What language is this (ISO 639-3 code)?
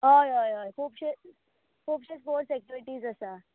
kok